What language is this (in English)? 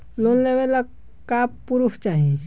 Bhojpuri